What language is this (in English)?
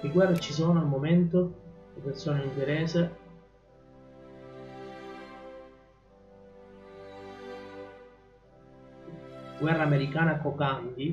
Italian